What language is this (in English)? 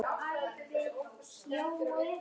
Icelandic